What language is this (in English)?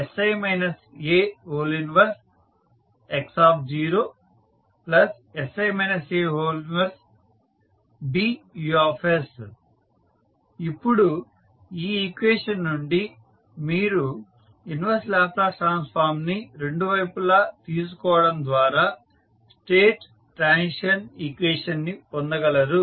Telugu